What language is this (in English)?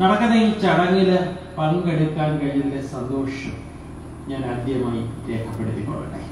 Malayalam